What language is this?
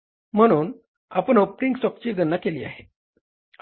Marathi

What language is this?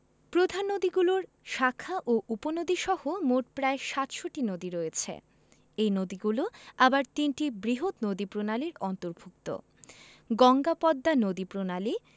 Bangla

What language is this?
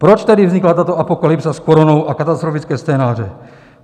Czech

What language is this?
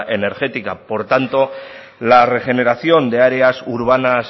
Spanish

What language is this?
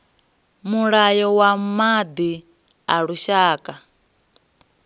Venda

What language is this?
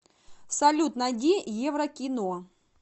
Russian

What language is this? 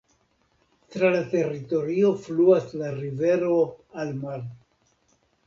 Esperanto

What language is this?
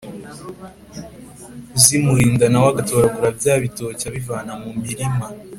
Kinyarwanda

